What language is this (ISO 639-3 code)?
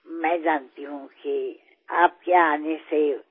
asm